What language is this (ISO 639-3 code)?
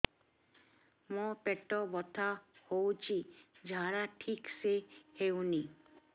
ori